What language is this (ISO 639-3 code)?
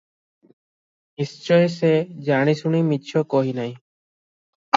ori